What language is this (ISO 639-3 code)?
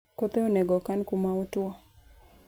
luo